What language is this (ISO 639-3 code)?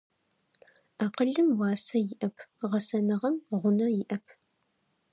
ady